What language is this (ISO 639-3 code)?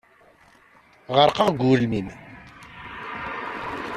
kab